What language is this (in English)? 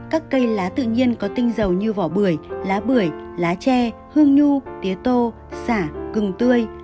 Vietnamese